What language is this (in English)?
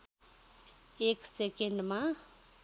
Nepali